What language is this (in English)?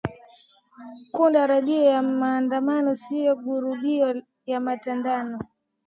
Swahili